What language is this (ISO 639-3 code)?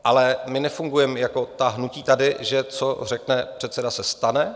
ces